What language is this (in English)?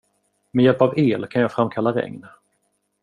Swedish